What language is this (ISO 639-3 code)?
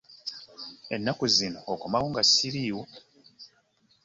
lug